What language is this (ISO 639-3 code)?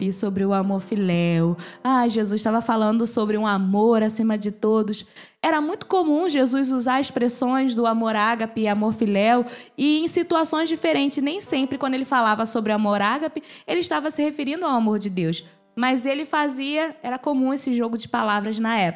por